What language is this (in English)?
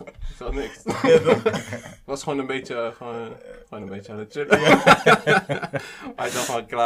Dutch